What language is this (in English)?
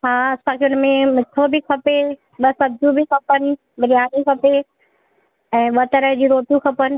Sindhi